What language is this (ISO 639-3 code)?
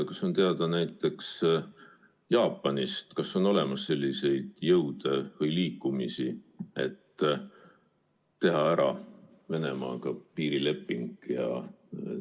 est